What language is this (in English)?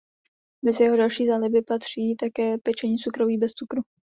Czech